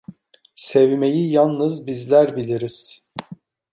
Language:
Turkish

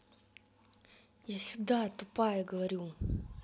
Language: Russian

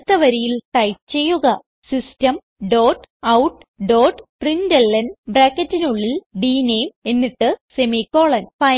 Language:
Malayalam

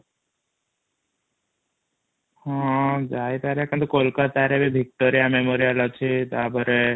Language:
Odia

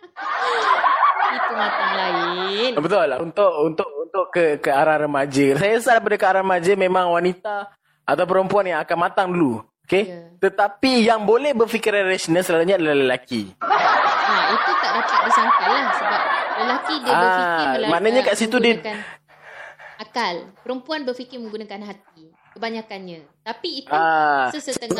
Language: Malay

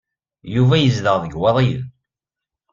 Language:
Kabyle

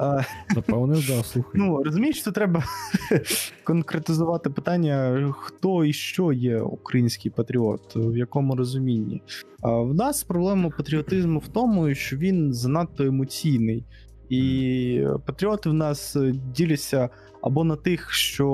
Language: Ukrainian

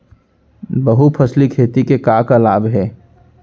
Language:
Chhattisgarhi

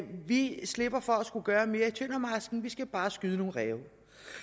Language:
Danish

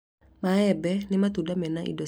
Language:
Kikuyu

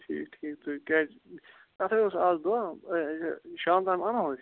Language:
Kashmiri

